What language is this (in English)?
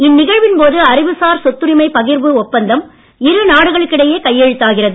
Tamil